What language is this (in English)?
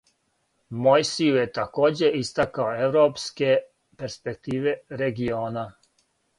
Serbian